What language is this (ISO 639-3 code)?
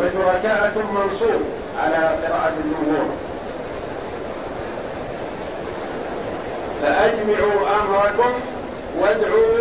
ara